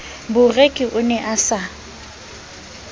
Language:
Southern Sotho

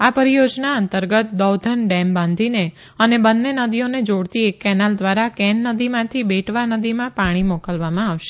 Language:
Gujarati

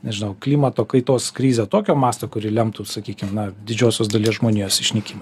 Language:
Lithuanian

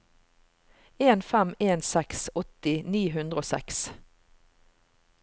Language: Norwegian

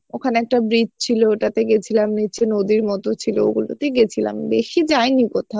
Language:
Bangla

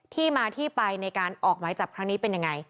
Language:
Thai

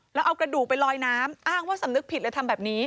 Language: Thai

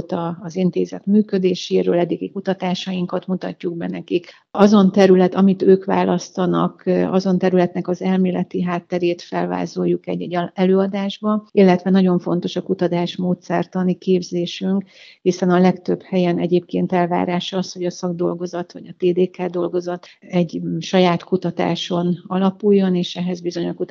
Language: Hungarian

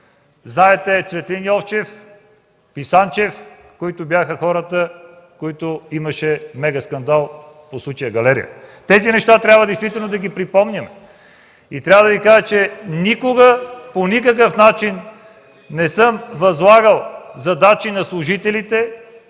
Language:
Bulgarian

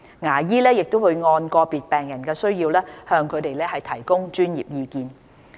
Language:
Cantonese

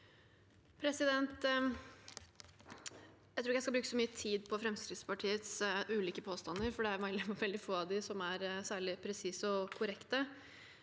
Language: Norwegian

